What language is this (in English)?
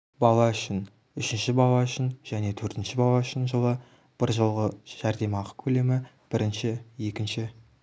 Kazakh